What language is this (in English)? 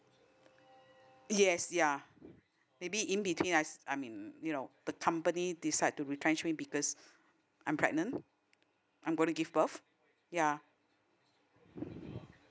English